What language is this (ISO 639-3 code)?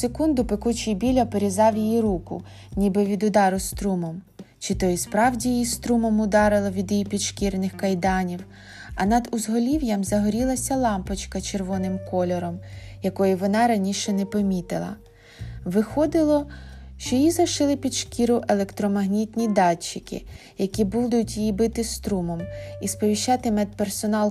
ukr